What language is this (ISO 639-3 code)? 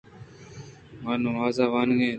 bgp